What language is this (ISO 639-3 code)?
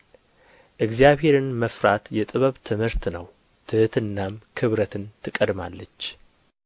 amh